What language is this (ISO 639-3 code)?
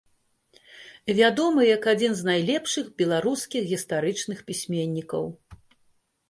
bel